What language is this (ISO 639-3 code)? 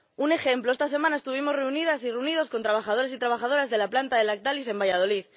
spa